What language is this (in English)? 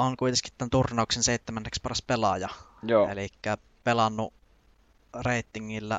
Finnish